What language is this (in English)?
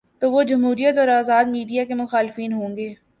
Urdu